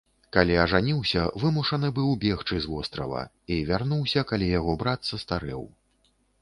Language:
Belarusian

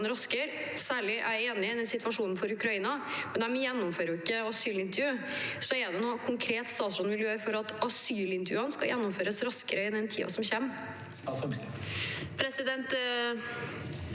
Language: Norwegian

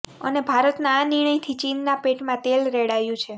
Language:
Gujarati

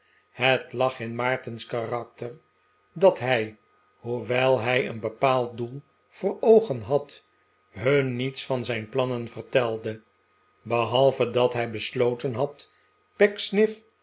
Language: Dutch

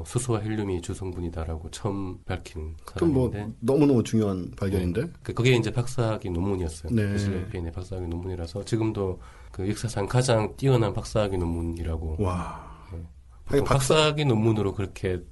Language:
Korean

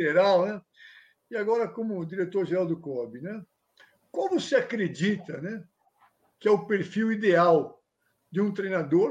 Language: Portuguese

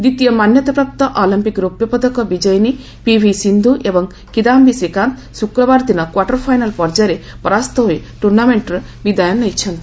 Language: Odia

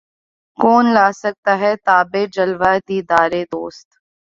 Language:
Urdu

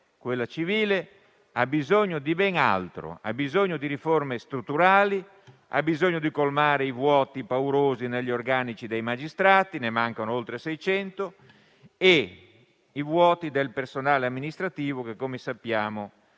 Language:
Italian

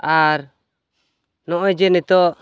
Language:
Santali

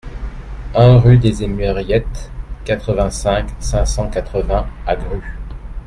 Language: French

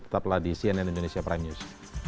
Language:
Indonesian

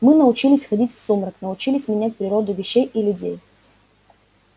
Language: Russian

